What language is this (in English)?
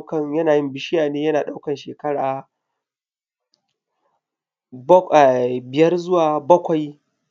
Hausa